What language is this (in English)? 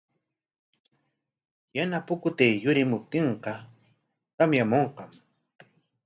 Corongo Ancash Quechua